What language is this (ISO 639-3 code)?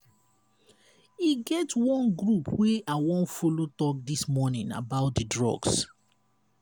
pcm